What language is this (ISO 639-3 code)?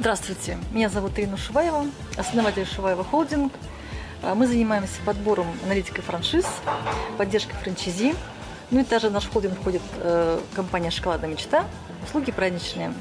rus